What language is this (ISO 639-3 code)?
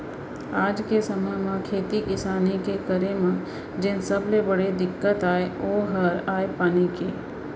hne